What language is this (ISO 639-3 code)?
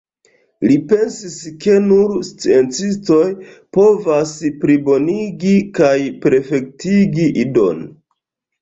epo